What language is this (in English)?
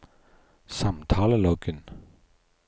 Norwegian